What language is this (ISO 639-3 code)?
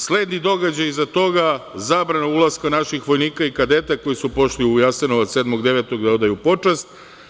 srp